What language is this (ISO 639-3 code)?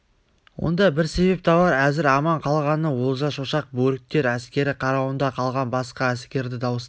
kaz